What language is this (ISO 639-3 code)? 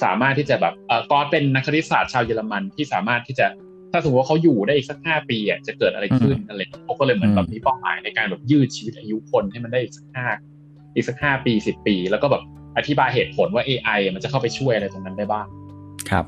tha